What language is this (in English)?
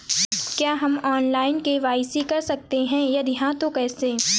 Hindi